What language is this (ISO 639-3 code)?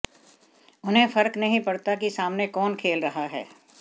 hin